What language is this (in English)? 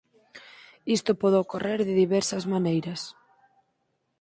Galician